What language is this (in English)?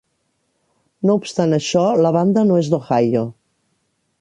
Catalan